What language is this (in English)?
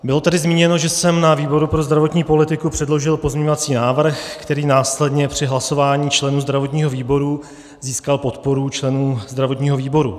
Czech